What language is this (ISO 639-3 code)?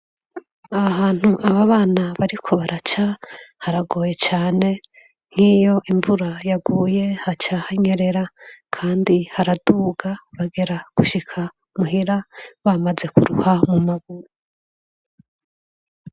run